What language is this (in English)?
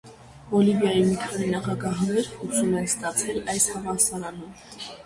Armenian